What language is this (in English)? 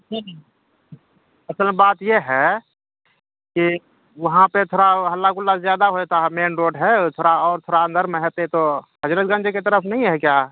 Urdu